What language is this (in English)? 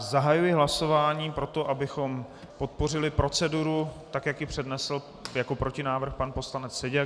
Czech